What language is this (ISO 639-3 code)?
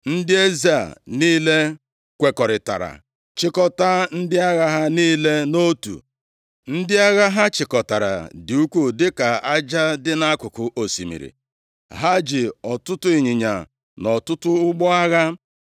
ibo